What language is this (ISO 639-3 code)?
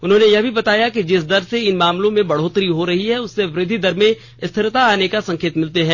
hin